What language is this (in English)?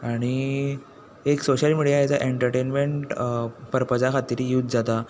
Konkani